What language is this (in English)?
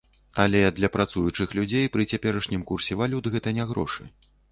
Belarusian